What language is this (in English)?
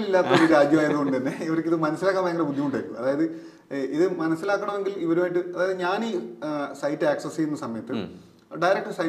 Malayalam